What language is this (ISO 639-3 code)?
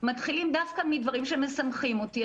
heb